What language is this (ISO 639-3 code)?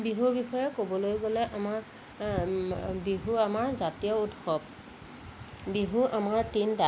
asm